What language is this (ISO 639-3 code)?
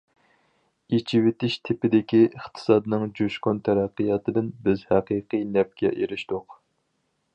uig